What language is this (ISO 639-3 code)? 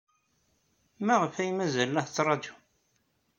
kab